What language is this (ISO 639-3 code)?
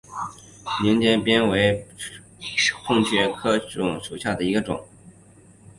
zho